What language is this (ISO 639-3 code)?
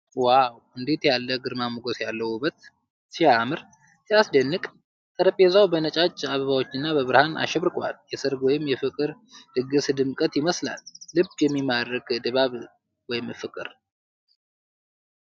amh